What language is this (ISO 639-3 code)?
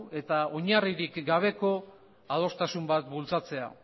eus